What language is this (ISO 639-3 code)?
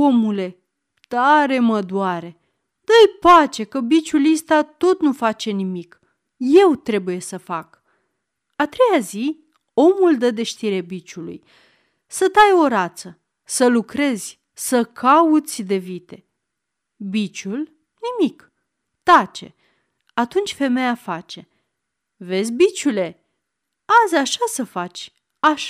ron